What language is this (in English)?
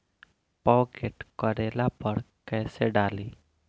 Bhojpuri